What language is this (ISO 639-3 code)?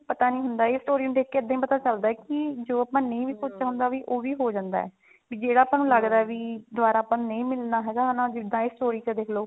pan